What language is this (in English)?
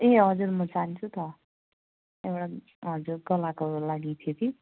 Nepali